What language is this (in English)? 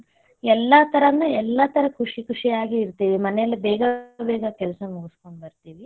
Kannada